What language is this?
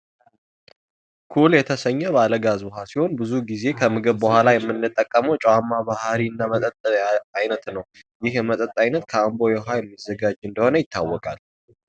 Amharic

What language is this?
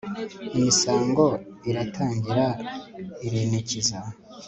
Kinyarwanda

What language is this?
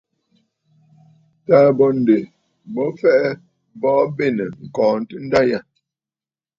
Bafut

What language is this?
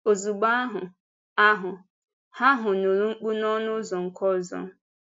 Igbo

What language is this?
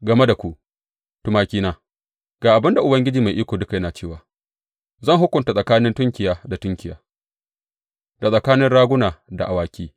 Hausa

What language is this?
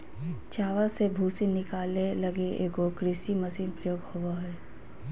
Magahi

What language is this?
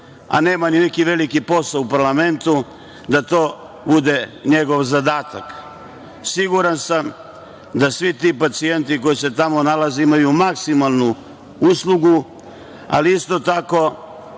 Serbian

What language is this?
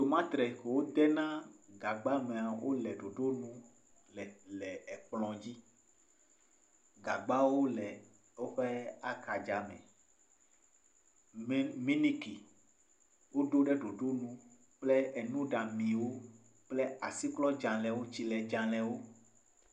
Ewe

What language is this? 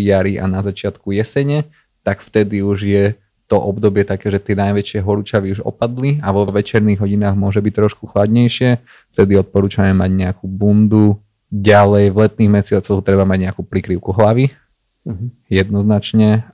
Slovak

